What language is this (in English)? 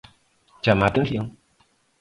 Galician